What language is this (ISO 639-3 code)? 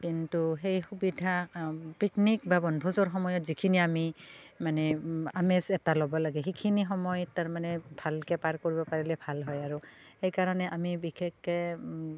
asm